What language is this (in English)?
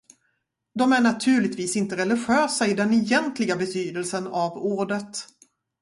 Swedish